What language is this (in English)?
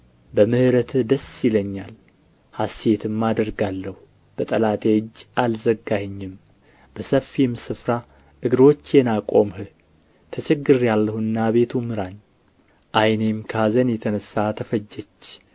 Amharic